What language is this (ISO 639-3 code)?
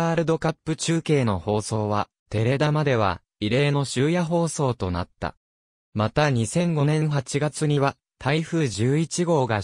jpn